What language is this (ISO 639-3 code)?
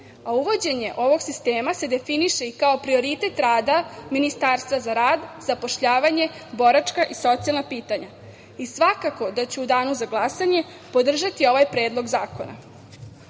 srp